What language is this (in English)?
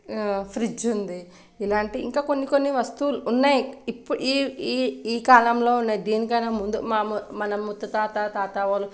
Telugu